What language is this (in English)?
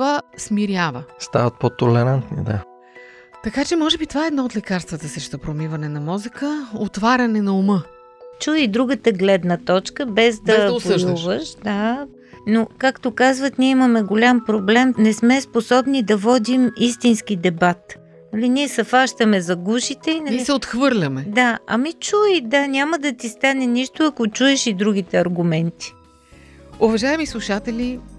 Bulgarian